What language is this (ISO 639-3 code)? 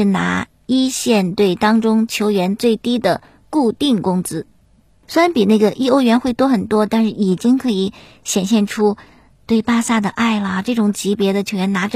zho